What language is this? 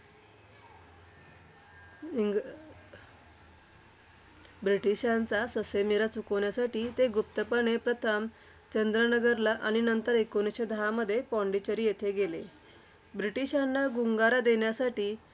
Marathi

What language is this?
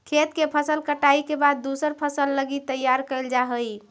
Magahi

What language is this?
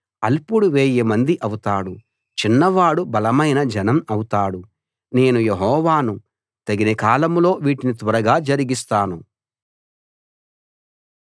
Telugu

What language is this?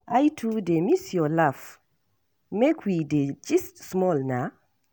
Nigerian Pidgin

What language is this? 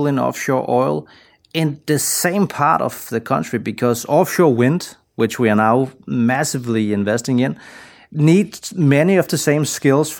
English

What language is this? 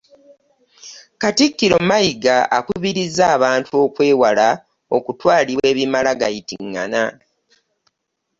Ganda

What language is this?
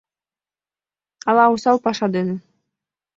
Mari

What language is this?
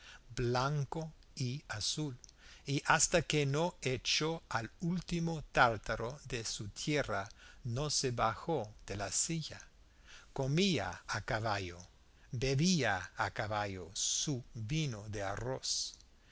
Spanish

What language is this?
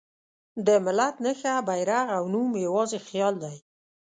Pashto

